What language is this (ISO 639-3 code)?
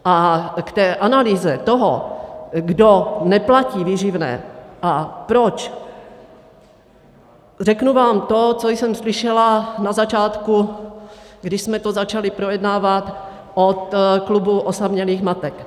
ces